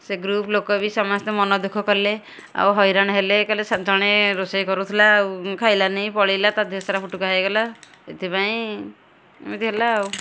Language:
Odia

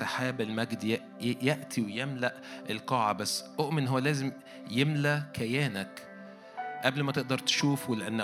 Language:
Arabic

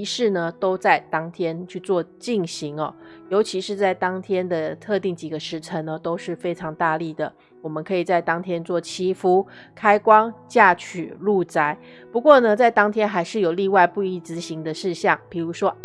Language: Chinese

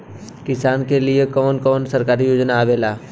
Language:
Bhojpuri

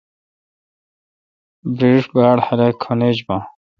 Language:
Kalkoti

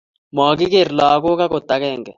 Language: Kalenjin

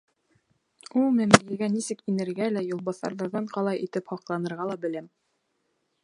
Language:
Bashkir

